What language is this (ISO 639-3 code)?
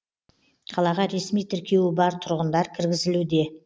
kaz